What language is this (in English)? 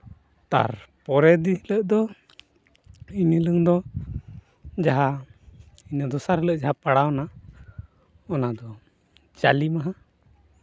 Santali